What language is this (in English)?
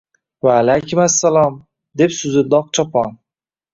Uzbek